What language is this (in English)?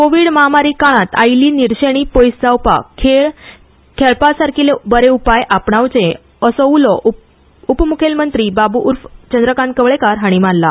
Konkani